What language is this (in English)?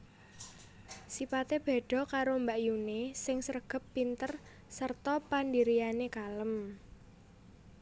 Javanese